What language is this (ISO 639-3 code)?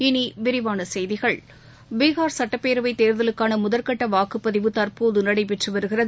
tam